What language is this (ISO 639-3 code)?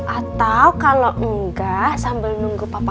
ind